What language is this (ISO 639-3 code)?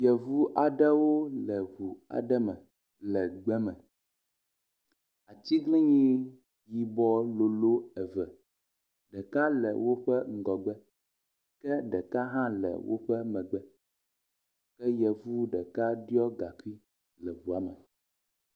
ewe